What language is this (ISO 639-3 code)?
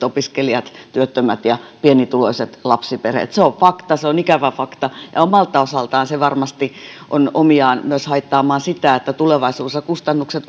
fin